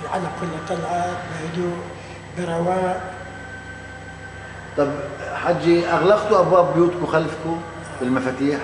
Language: Arabic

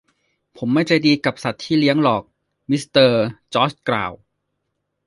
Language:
Thai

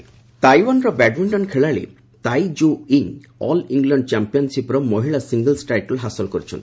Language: Odia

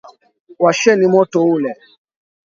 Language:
Swahili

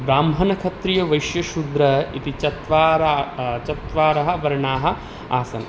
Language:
Sanskrit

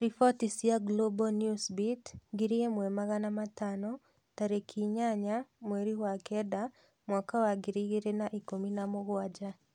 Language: Kikuyu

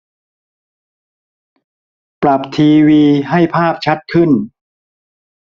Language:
Thai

